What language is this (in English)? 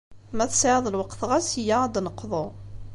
Kabyle